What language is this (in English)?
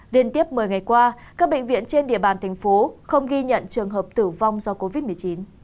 Vietnamese